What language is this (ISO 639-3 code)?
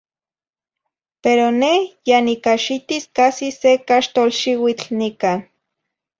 nhi